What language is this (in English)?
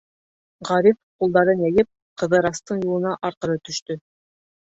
Bashkir